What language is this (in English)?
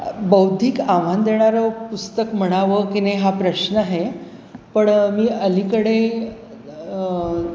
Marathi